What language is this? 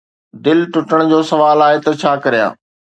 Sindhi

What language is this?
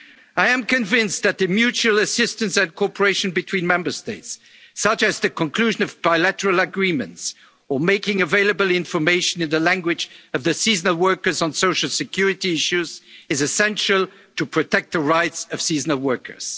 English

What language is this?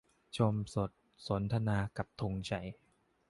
Thai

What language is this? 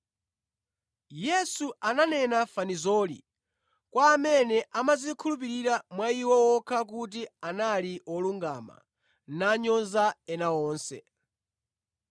Nyanja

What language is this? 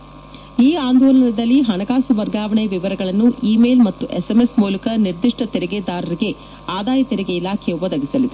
Kannada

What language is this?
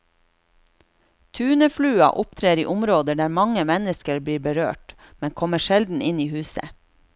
Norwegian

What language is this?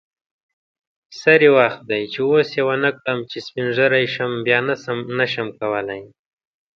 Pashto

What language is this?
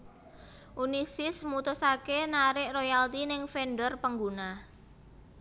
Javanese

